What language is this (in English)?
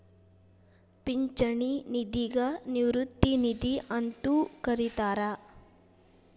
Kannada